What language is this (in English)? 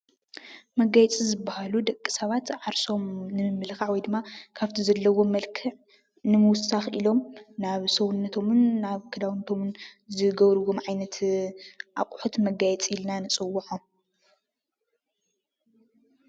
Tigrinya